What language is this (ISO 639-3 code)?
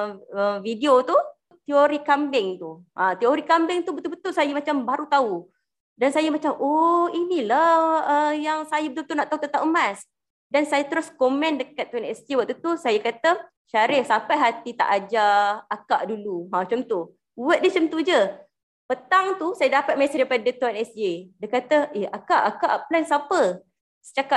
msa